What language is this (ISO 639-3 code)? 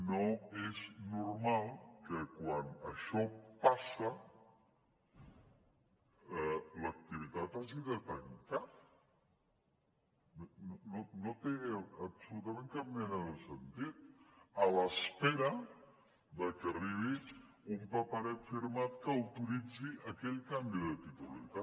cat